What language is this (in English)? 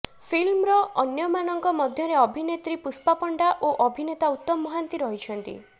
Odia